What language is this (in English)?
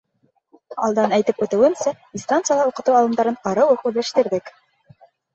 Bashkir